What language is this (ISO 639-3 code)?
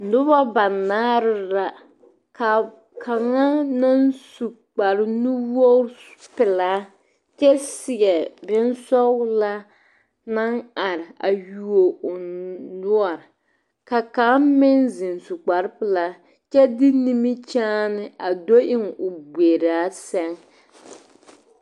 dga